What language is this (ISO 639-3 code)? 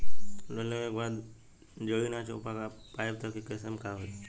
bho